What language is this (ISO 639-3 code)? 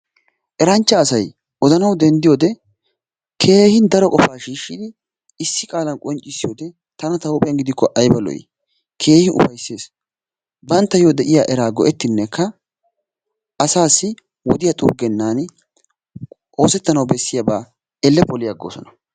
wal